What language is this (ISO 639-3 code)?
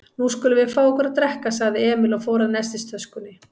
isl